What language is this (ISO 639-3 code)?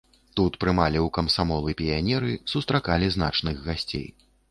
bel